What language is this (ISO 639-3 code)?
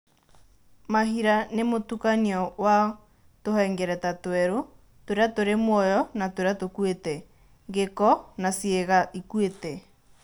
kik